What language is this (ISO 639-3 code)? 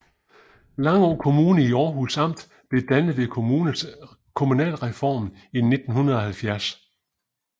dan